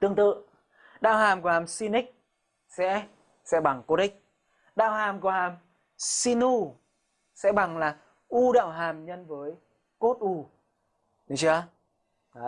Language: Vietnamese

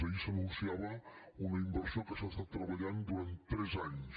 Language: Catalan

